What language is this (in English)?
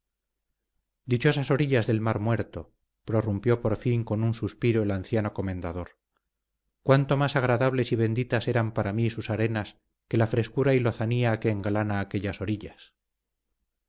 Spanish